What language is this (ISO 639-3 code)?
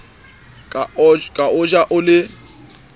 sot